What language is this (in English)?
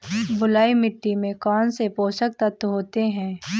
Hindi